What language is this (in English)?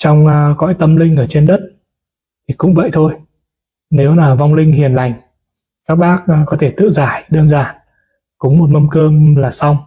Vietnamese